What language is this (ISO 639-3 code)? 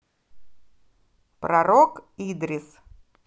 rus